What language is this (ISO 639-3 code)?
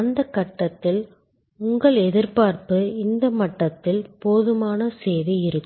tam